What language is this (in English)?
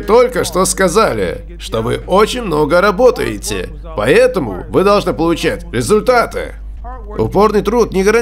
Russian